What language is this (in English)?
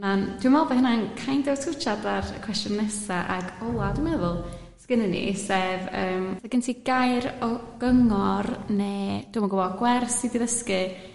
Welsh